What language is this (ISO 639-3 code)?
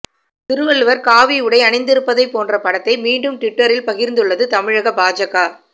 tam